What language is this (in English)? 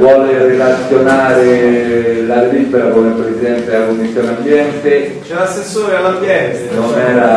Italian